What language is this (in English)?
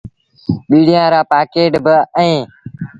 Sindhi Bhil